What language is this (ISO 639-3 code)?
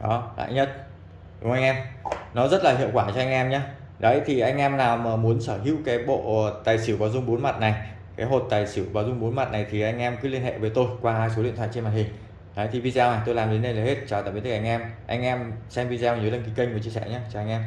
vie